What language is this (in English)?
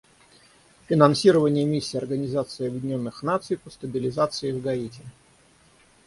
Russian